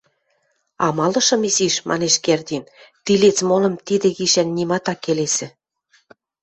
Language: Western Mari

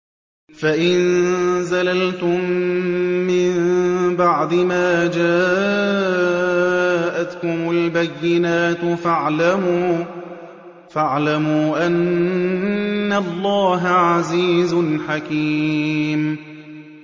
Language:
Arabic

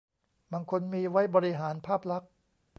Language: Thai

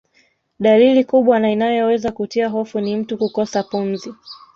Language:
Swahili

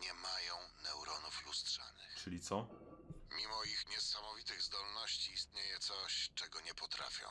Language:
Polish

